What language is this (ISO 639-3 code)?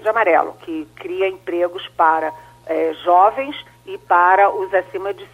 por